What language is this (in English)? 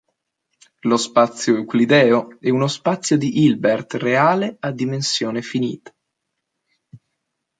Italian